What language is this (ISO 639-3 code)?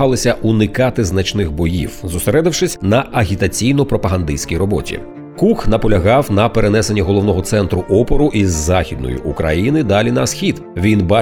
ukr